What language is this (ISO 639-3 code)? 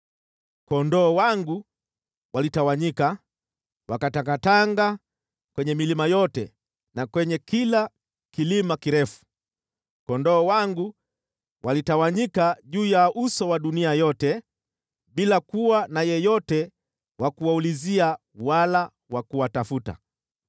swa